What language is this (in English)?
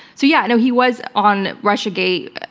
English